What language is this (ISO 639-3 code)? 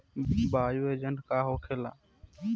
bho